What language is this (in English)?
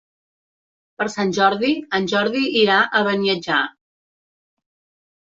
Catalan